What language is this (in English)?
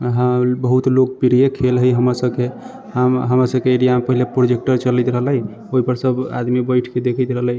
Maithili